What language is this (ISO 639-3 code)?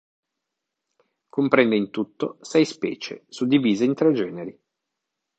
ita